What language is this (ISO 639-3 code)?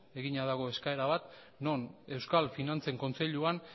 eus